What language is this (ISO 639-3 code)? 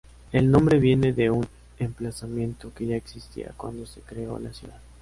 spa